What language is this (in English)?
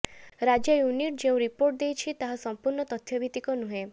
Odia